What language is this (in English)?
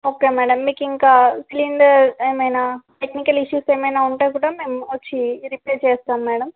Telugu